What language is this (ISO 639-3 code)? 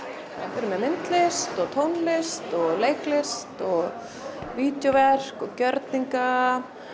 isl